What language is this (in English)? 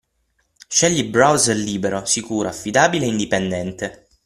Italian